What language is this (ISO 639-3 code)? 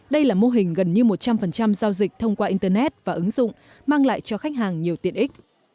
vie